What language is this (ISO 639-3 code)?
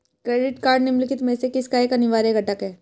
hin